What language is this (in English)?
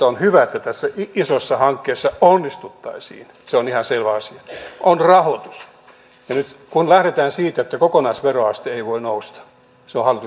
Finnish